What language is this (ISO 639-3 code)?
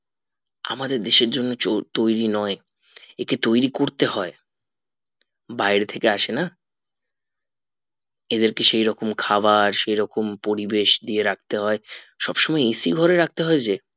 ben